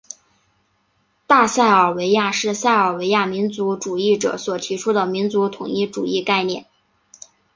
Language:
Chinese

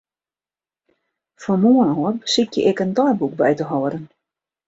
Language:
Western Frisian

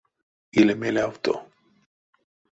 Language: Erzya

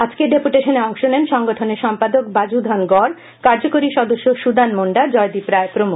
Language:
Bangla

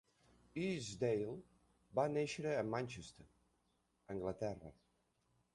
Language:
Catalan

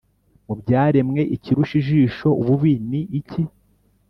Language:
Kinyarwanda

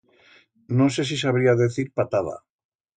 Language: Aragonese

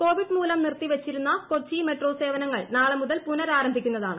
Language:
Malayalam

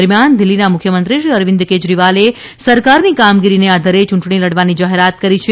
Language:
Gujarati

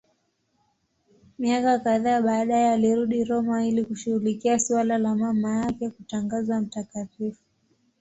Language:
Swahili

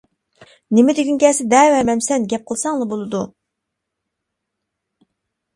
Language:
Uyghur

